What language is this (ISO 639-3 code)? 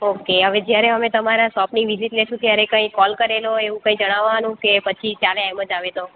guj